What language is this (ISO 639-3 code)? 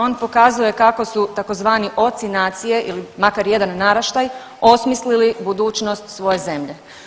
hrv